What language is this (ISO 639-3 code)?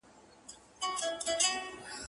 pus